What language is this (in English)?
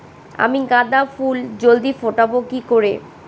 Bangla